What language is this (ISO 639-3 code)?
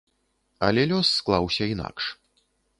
bel